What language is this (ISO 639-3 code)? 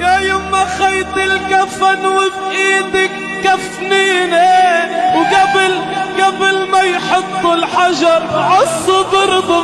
ara